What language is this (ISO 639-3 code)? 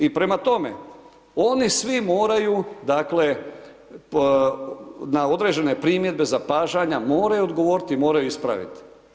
hrv